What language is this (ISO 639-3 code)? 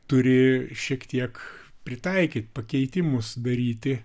lit